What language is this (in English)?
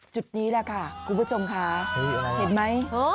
Thai